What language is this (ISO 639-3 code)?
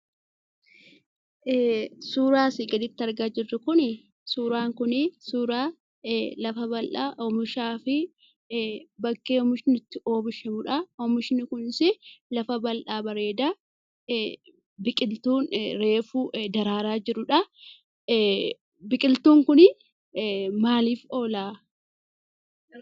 orm